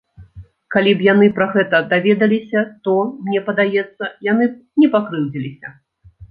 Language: Belarusian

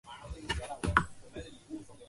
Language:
Chinese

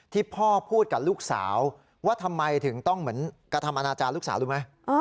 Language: Thai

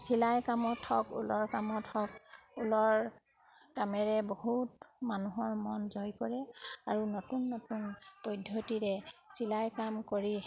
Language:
Assamese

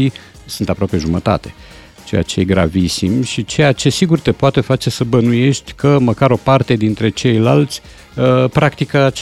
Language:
Romanian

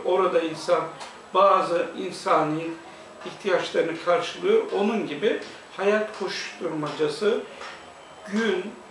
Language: Turkish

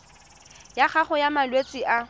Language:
Tswana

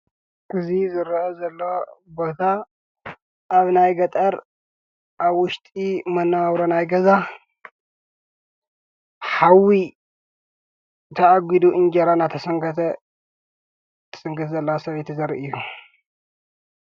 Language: Tigrinya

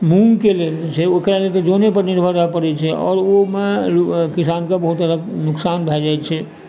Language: Maithili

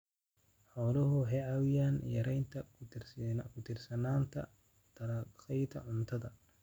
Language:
Somali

